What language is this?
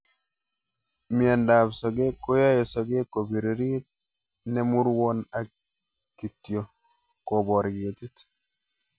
Kalenjin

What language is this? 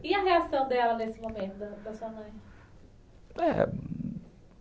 Portuguese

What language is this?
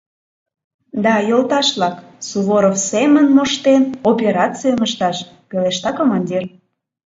Mari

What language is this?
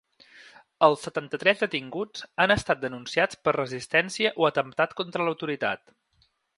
Catalan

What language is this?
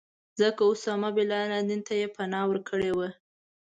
Pashto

